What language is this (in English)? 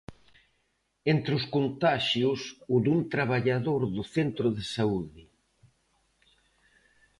Galician